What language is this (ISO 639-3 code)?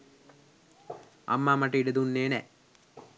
sin